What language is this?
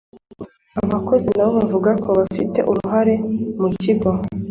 Kinyarwanda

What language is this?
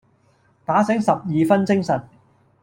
Cantonese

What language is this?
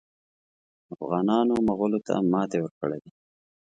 Pashto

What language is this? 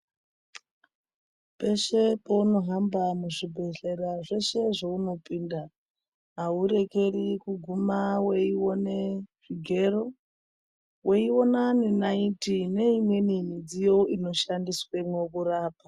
Ndau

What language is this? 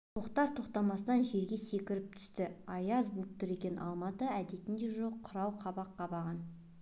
Kazakh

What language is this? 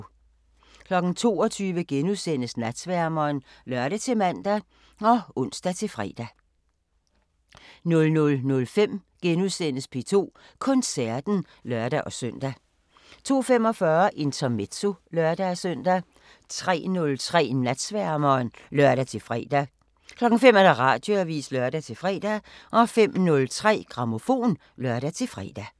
Danish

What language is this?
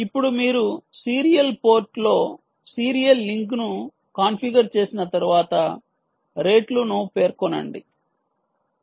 Telugu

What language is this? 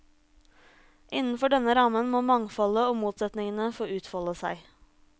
Norwegian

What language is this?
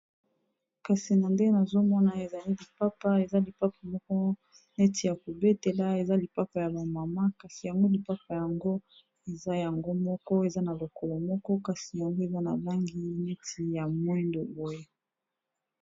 Lingala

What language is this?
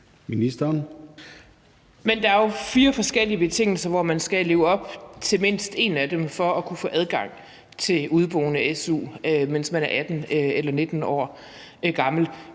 Danish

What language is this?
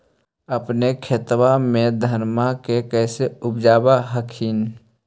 Magahi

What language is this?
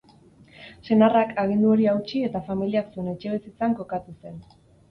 Basque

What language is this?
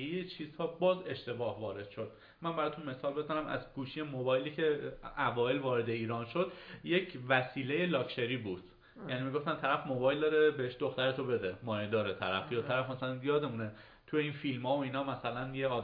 Persian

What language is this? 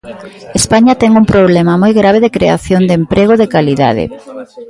Galician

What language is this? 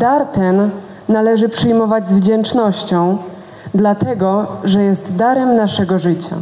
Polish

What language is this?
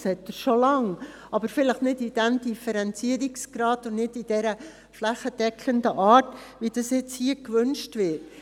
Swiss German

